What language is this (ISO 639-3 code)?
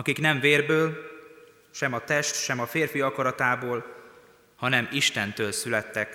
hun